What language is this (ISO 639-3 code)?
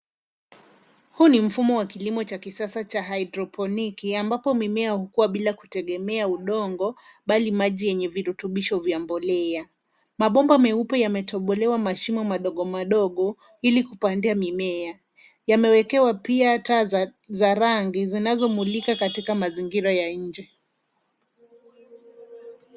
swa